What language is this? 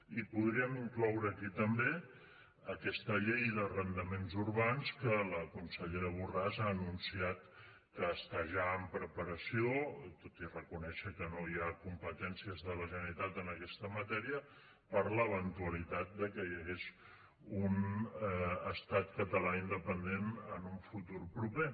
Catalan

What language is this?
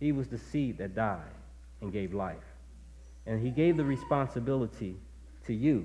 English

